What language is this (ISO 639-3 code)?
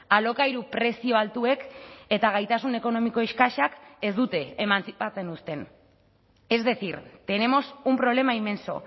eus